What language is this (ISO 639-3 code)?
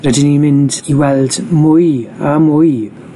cym